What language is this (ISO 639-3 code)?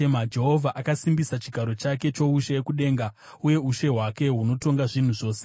sna